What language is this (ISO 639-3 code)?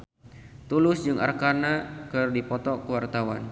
sun